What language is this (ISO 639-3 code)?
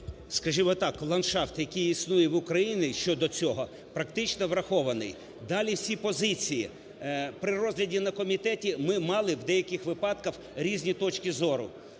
ukr